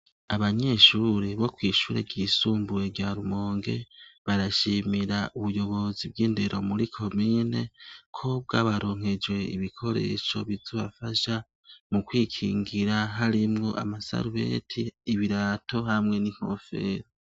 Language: Rundi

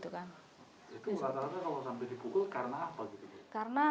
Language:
Indonesian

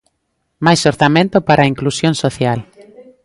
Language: Galician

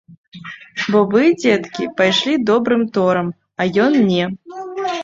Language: Belarusian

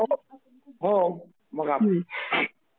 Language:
Marathi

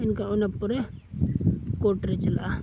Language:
Santali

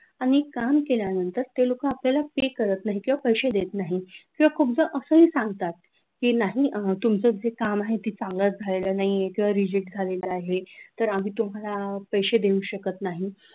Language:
Marathi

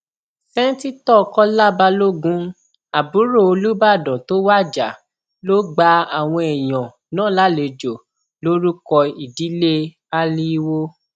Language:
Yoruba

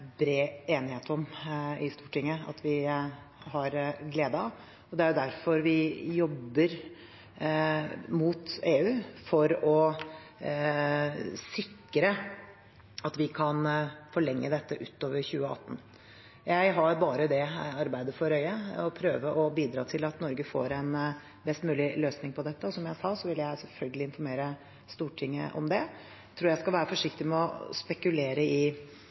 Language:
Norwegian Bokmål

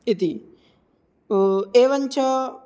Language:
Sanskrit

